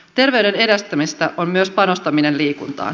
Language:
Finnish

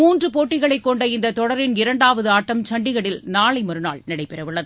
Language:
Tamil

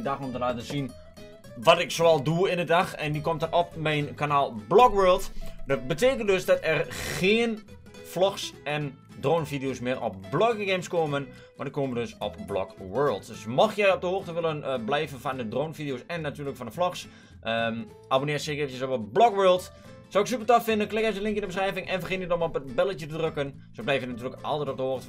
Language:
Dutch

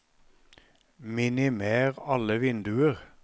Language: Norwegian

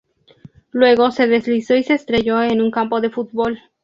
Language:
Spanish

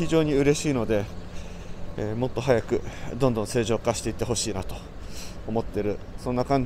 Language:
Japanese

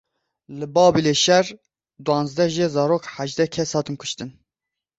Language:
Kurdish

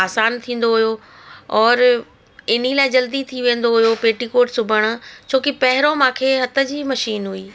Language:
Sindhi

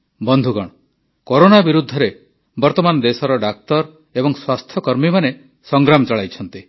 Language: Odia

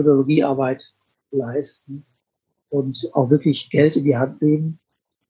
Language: German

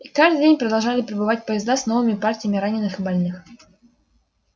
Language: Russian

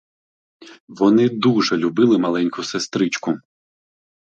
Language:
Ukrainian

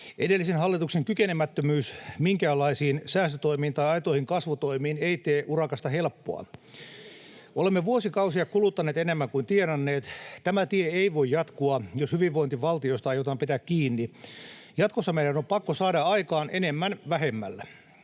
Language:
Finnish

